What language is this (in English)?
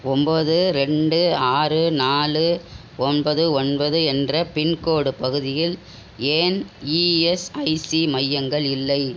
Tamil